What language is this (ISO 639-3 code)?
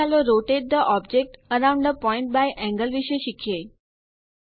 guj